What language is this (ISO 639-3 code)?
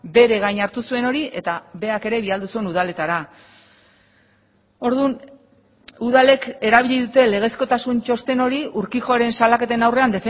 eus